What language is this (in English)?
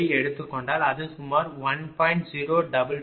Tamil